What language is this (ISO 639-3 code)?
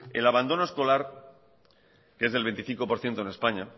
spa